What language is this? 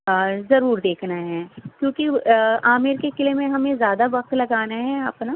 Urdu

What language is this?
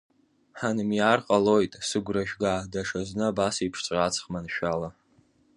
Abkhazian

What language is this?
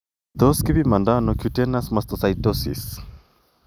Kalenjin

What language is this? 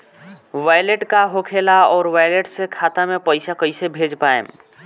Bhojpuri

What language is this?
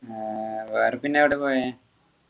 Malayalam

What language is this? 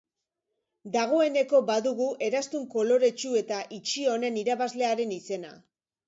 Basque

